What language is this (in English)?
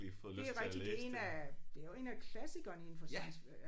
Danish